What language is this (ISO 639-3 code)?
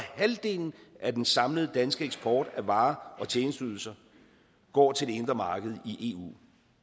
dan